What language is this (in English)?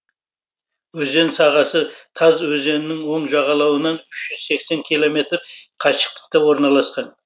Kazakh